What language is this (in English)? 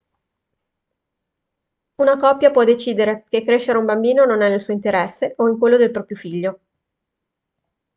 Italian